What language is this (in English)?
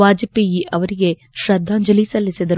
Kannada